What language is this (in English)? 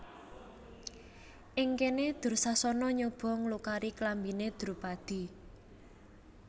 Javanese